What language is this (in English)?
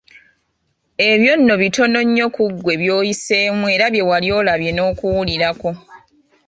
Ganda